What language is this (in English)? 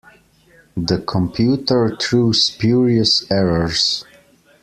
English